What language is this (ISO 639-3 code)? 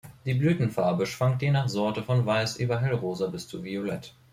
deu